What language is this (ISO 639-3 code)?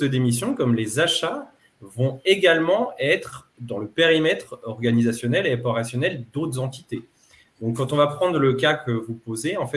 fra